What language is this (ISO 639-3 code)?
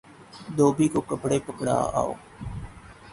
urd